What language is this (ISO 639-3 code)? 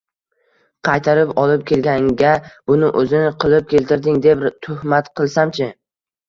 uzb